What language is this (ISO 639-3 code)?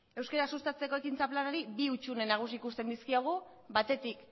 eus